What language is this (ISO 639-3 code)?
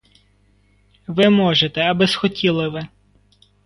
ukr